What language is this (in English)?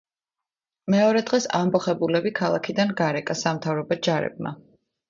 Georgian